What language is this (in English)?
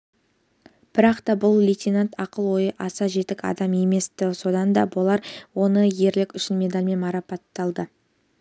Kazakh